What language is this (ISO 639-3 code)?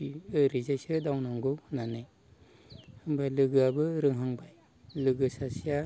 brx